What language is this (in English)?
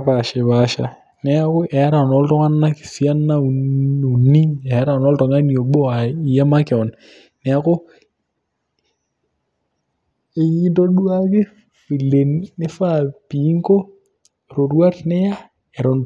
Masai